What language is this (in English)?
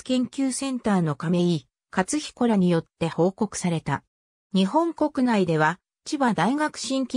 Japanese